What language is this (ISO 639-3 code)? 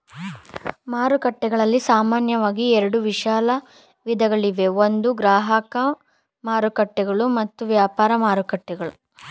kan